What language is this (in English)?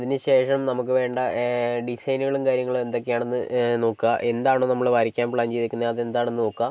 Malayalam